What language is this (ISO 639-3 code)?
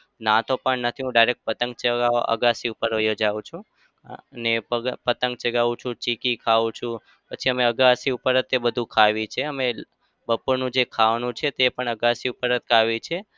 guj